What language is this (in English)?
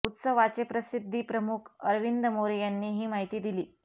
Marathi